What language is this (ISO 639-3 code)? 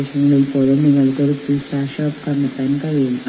mal